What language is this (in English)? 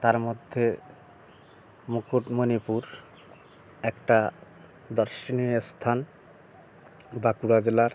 Bangla